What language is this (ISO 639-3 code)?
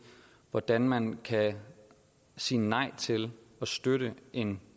dan